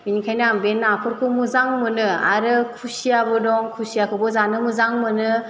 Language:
Bodo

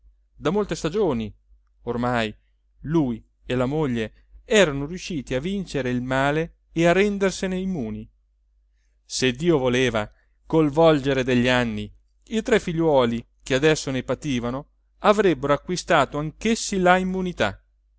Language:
Italian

